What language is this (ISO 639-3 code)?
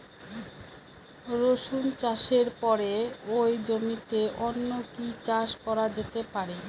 ben